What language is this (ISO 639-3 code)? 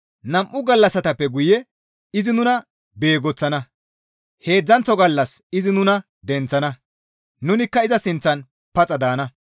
gmv